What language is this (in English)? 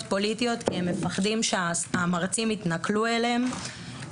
Hebrew